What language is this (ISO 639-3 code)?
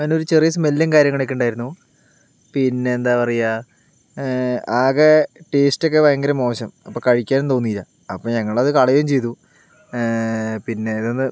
mal